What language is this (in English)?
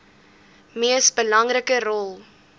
Afrikaans